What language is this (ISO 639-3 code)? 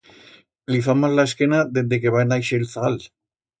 arg